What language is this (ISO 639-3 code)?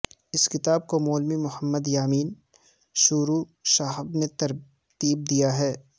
urd